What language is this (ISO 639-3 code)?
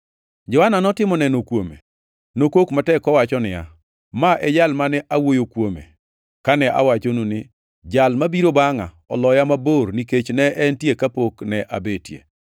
luo